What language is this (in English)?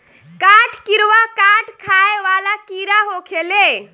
Bhojpuri